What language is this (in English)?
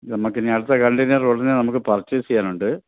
Malayalam